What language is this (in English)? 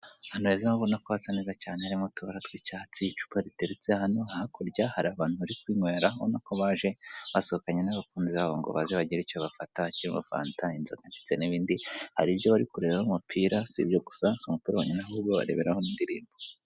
Kinyarwanda